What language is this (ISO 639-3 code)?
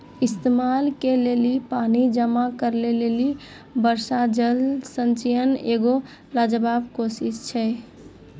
mai